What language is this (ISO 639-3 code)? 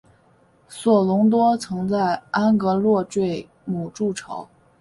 zho